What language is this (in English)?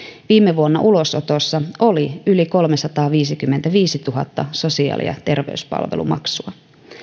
Finnish